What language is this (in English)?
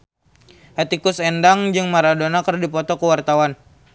Sundanese